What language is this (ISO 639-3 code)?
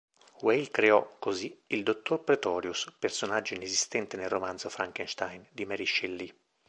ita